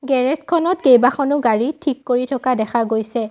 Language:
Assamese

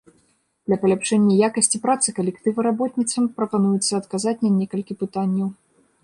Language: Belarusian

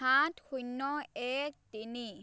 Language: Assamese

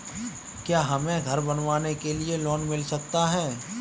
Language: Hindi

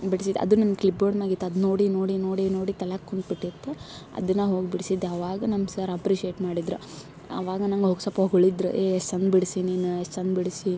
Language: Kannada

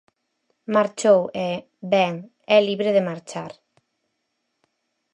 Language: Galician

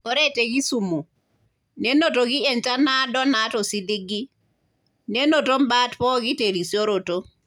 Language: Masai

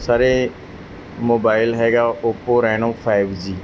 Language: Punjabi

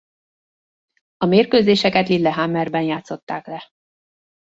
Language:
Hungarian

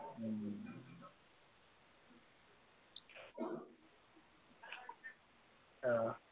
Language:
Assamese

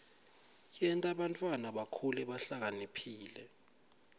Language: Swati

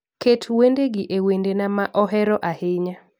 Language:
Luo (Kenya and Tanzania)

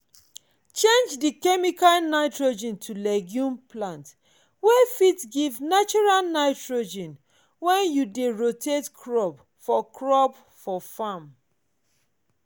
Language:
Nigerian Pidgin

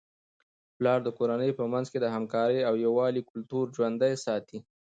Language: Pashto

